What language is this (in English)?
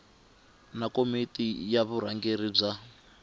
Tsonga